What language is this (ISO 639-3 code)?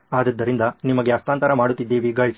kan